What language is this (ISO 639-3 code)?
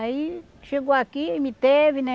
por